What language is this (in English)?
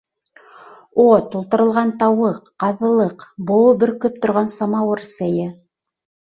Bashkir